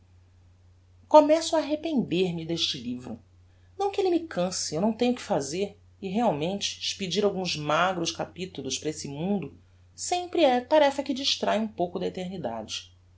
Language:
Portuguese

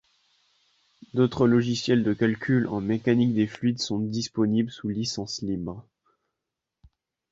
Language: French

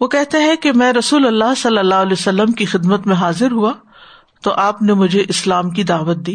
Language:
Urdu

